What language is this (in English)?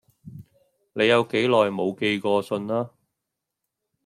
Cantonese